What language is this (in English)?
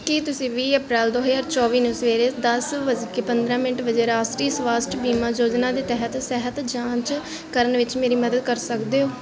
Punjabi